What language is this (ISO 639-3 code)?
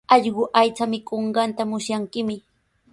qws